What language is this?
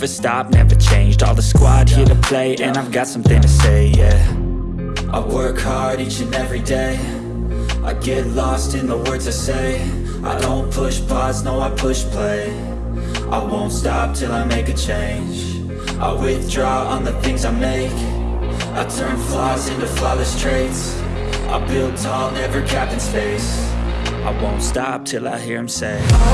Turkish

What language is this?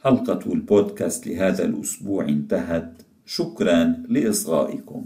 Arabic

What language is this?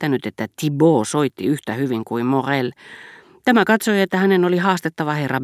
Finnish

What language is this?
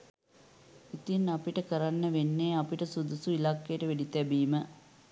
Sinhala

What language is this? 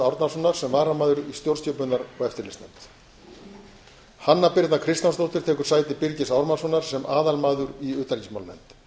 Icelandic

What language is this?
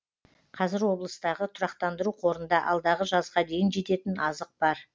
Kazakh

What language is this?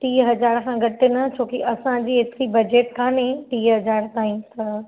Sindhi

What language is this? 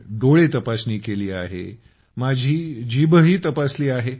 Marathi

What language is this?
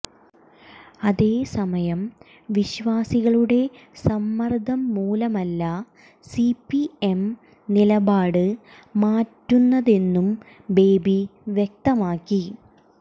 Malayalam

